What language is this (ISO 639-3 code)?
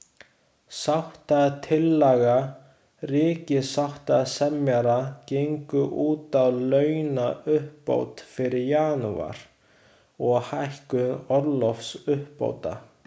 isl